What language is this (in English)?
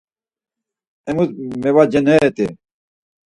Laz